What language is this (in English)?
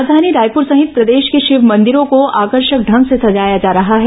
Hindi